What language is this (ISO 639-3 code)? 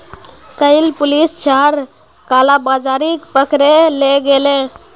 mag